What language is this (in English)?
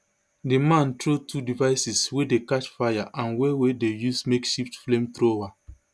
Nigerian Pidgin